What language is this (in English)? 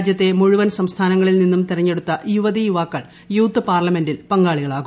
Malayalam